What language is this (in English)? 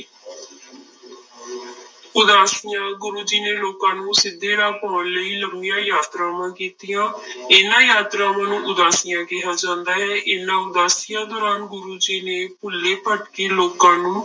Punjabi